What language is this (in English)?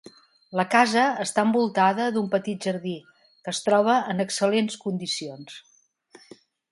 Catalan